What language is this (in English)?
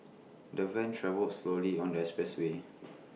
English